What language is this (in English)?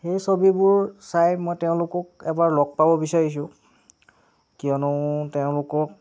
Assamese